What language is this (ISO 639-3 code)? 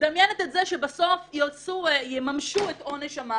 heb